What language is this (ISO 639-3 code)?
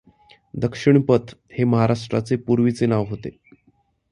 mar